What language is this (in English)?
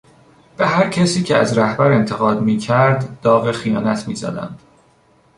Persian